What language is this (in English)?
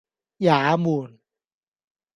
Cantonese